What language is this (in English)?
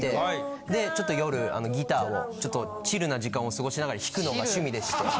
Japanese